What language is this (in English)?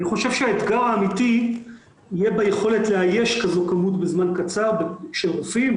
Hebrew